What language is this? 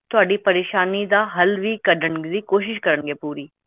Punjabi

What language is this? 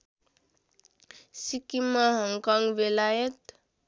Nepali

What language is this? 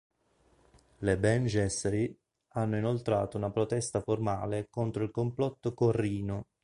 Italian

